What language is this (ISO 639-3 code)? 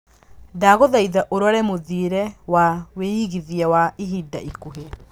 kik